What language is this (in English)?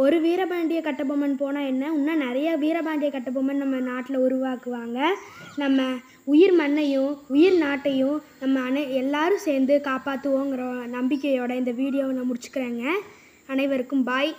Tamil